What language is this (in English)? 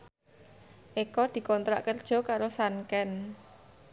Javanese